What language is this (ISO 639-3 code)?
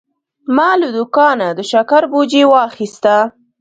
pus